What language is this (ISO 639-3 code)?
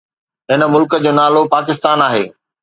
snd